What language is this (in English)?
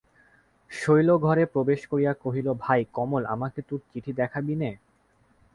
Bangla